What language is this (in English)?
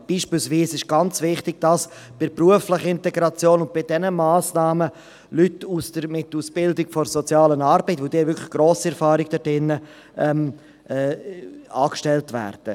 Swiss German